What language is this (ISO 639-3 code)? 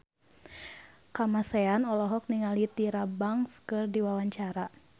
sun